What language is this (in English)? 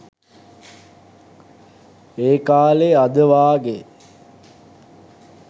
Sinhala